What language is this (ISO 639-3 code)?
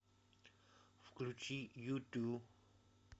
rus